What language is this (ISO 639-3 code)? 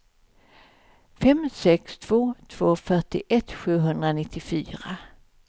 swe